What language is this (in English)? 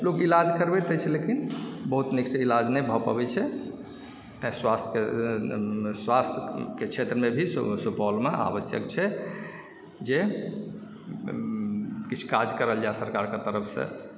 Maithili